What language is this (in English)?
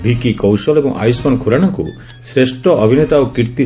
Odia